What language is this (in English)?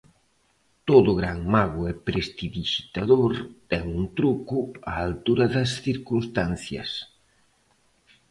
Galician